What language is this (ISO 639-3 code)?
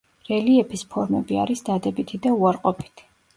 kat